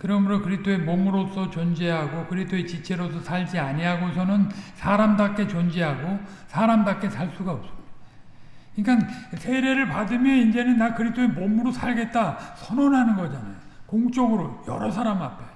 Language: Korean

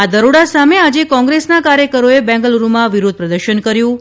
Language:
Gujarati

